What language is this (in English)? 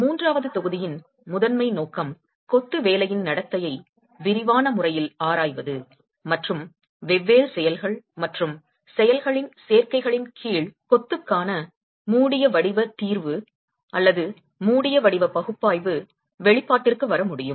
Tamil